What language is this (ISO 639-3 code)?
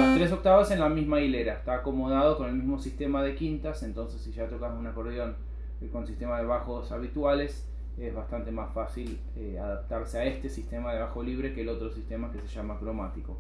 spa